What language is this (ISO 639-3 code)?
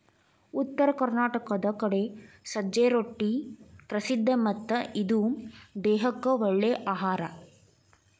kan